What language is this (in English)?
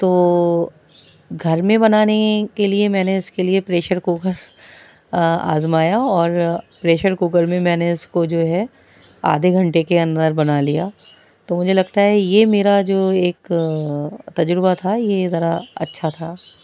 Urdu